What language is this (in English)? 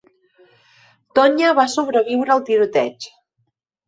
Catalan